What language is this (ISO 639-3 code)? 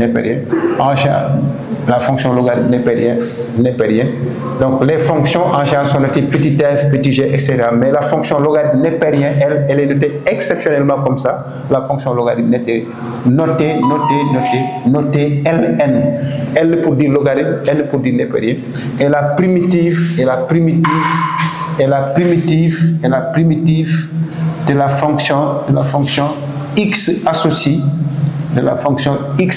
fra